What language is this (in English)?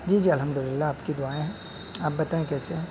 Urdu